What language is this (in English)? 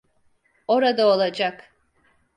Turkish